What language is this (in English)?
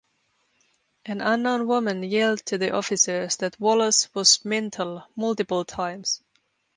English